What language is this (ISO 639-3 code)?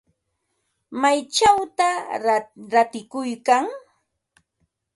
qva